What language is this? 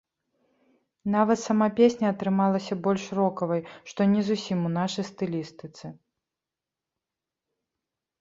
Belarusian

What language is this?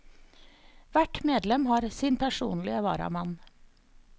Norwegian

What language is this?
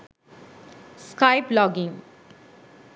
Sinhala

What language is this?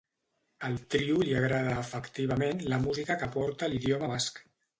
Catalan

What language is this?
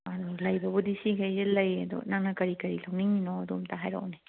Manipuri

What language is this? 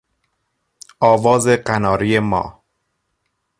Persian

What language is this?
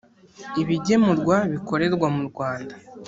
Kinyarwanda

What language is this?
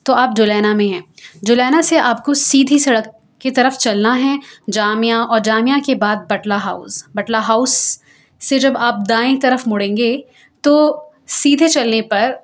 Urdu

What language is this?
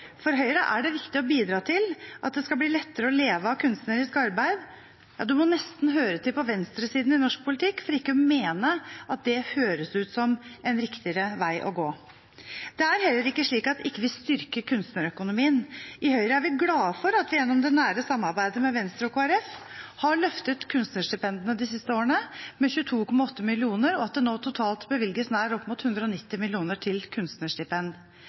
Norwegian Bokmål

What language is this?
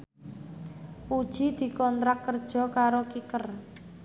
Javanese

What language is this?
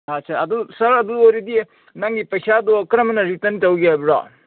Manipuri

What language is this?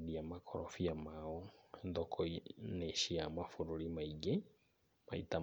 Kikuyu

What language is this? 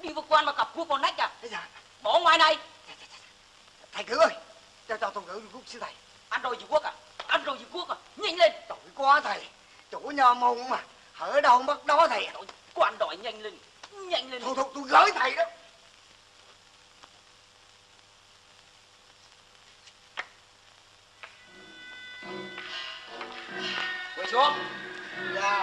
Vietnamese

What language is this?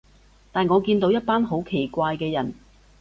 Cantonese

